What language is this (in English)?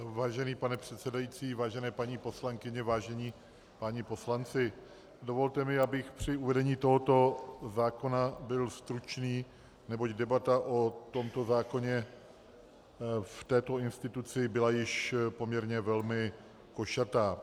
Czech